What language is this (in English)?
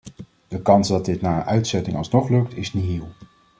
Dutch